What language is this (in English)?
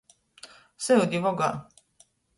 Latgalian